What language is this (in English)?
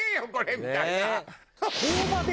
Japanese